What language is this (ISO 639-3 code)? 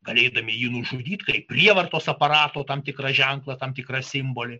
lit